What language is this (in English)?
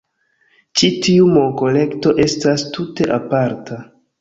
Esperanto